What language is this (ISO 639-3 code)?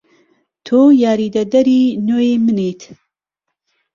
ckb